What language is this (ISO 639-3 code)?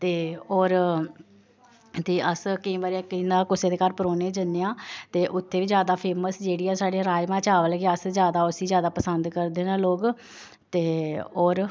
doi